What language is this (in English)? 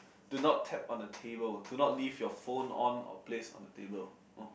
English